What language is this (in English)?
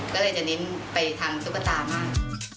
Thai